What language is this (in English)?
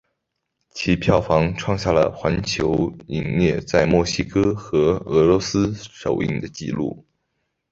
Chinese